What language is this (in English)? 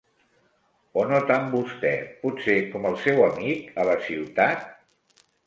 Catalan